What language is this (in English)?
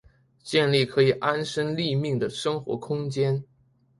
Chinese